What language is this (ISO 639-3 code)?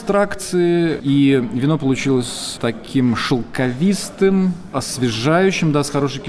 rus